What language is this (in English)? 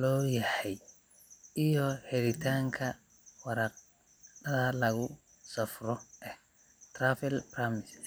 Somali